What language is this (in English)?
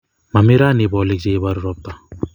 Kalenjin